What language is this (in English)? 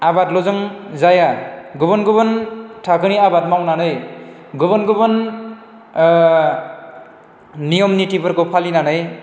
Bodo